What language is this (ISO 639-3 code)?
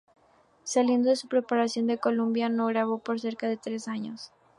spa